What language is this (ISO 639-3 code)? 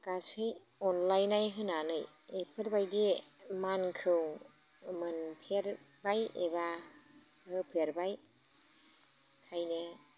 brx